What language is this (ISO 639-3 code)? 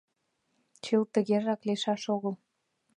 chm